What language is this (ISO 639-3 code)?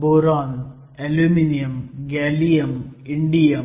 mar